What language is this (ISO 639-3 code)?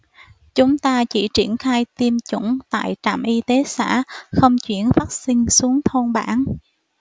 vie